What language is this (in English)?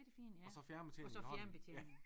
Danish